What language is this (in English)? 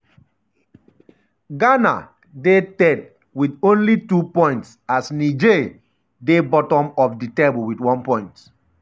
Nigerian Pidgin